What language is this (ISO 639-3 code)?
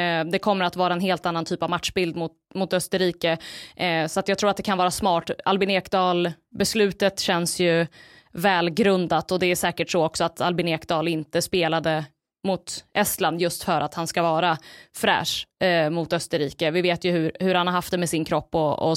swe